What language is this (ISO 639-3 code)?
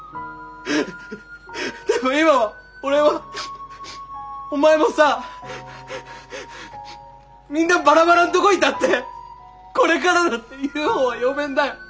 jpn